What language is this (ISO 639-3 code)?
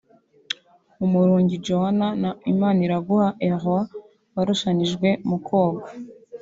kin